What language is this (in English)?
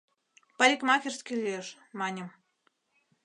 Mari